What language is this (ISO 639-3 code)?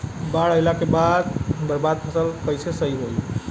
bho